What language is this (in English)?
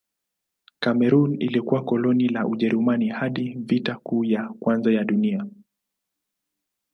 Swahili